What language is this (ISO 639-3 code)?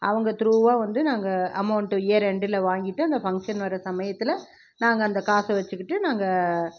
tam